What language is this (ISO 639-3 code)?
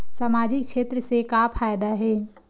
hne